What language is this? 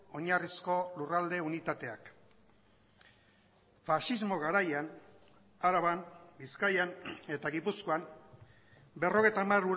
Basque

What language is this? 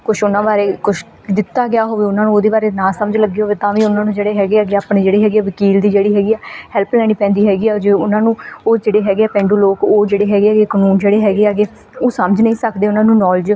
Punjabi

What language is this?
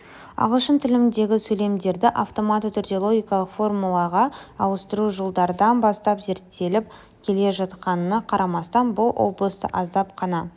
Kazakh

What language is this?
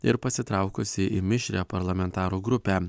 Lithuanian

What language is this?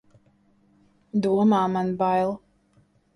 Latvian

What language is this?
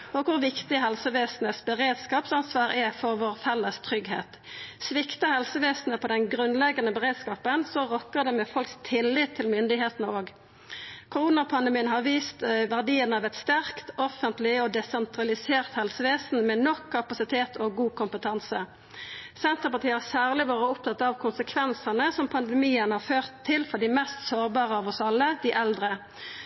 Norwegian Nynorsk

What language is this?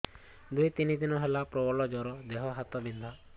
Odia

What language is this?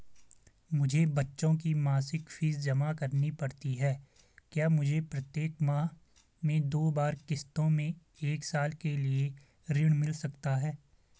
Hindi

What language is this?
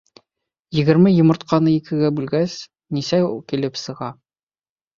Bashkir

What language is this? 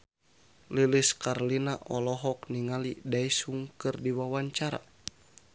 Sundanese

